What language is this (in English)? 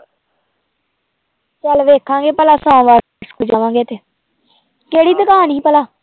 Punjabi